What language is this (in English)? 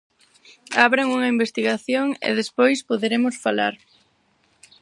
Galician